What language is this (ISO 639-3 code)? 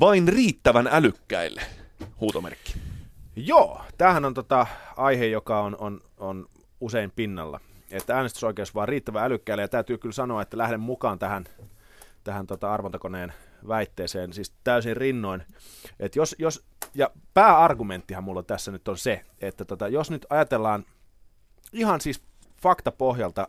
fin